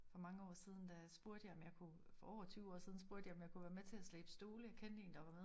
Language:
Danish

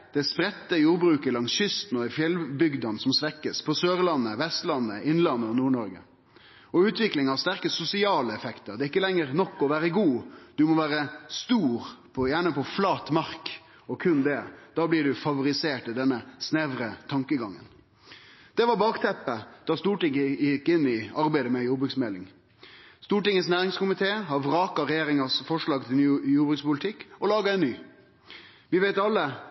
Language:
Norwegian Nynorsk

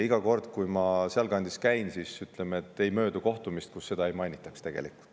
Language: Estonian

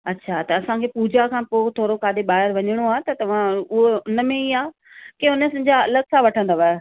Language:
Sindhi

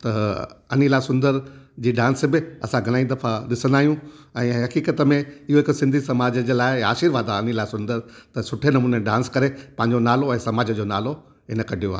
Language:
Sindhi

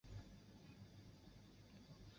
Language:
Chinese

